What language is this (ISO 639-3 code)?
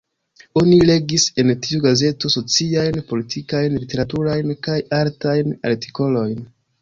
epo